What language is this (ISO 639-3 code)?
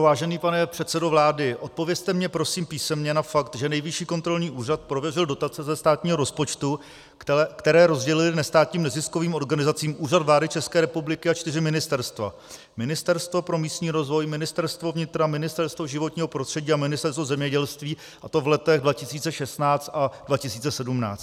ces